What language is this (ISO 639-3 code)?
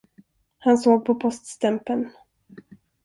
swe